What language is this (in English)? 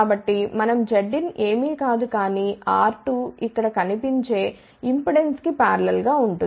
Telugu